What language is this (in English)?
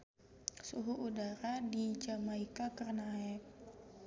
Sundanese